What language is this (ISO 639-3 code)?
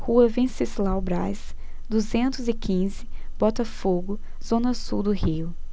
por